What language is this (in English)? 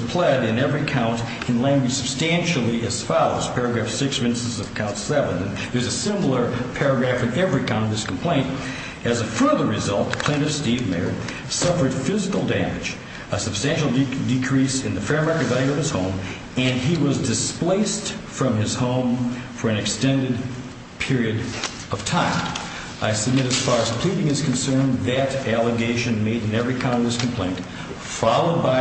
English